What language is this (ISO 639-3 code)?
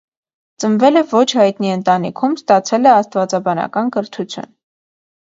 hye